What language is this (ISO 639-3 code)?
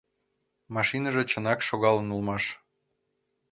chm